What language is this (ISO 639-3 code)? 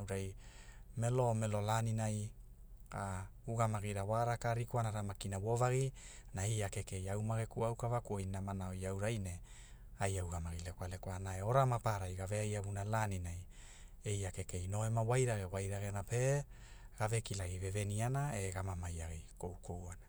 hul